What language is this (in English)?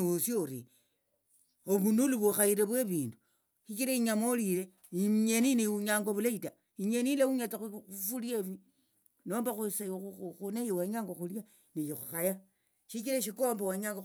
Tsotso